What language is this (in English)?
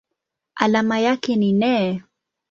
Swahili